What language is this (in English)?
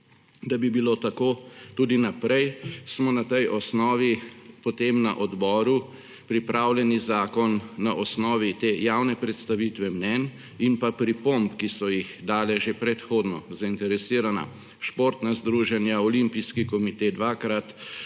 Slovenian